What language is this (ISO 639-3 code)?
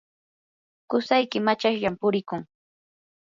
qur